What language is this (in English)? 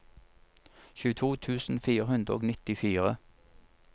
Norwegian